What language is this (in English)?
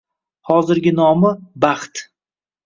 Uzbek